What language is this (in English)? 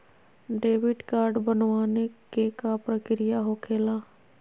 Magahi